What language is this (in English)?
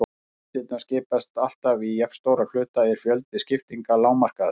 Icelandic